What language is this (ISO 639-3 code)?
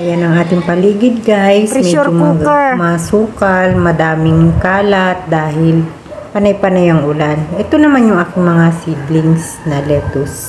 fil